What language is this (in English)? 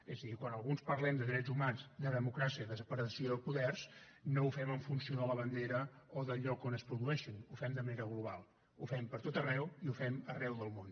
Catalan